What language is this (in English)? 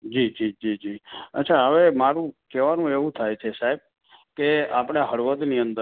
Gujarati